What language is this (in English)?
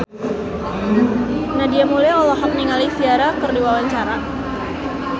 Sundanese